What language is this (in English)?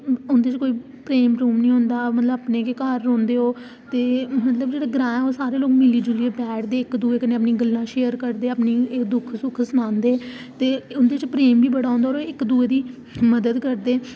Dogri